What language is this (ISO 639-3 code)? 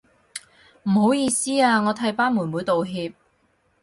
yue